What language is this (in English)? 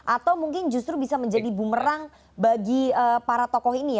Indonesian